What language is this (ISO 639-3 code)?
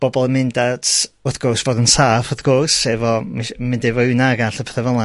cym